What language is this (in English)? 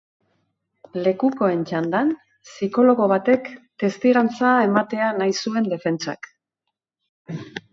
Basque